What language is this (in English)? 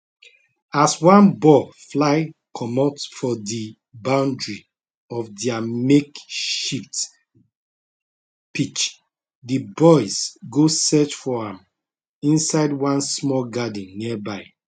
Nigerian Pidgin